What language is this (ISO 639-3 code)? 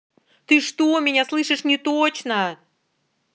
rus